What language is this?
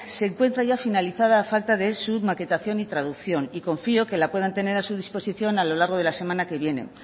Spanish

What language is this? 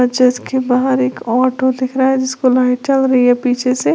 Hindi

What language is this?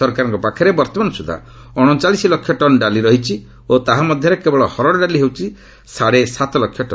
Odia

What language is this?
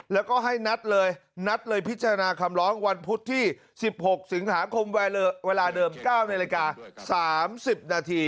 Thai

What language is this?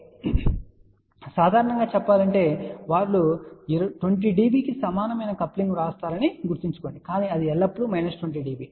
Telugu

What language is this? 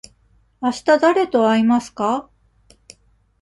Japanese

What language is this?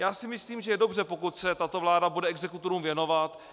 Czech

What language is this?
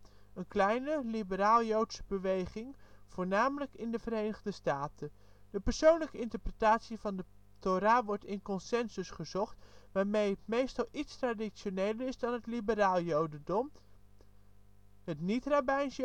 Dutch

